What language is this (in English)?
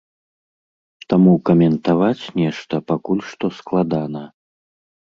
Belarusian